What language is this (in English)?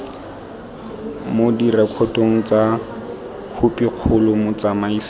Tswana